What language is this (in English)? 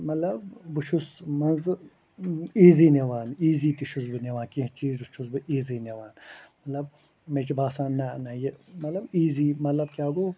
Kashmiri